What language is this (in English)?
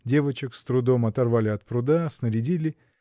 Russian